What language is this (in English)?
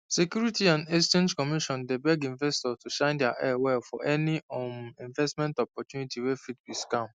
Nigerian Pidgin